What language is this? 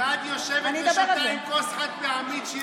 Hebrew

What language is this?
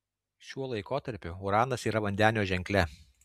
Lithuanian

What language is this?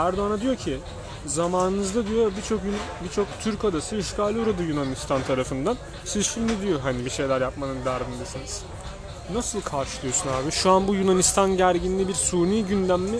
Turkish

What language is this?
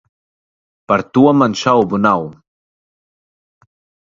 Latvian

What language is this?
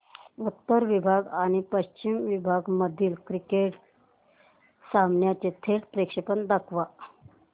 Marathi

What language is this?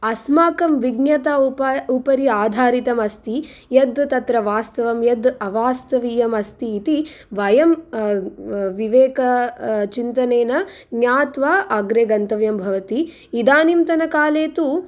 Sanskrit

